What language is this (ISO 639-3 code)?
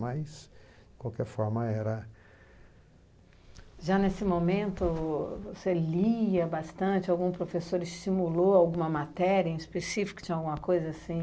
por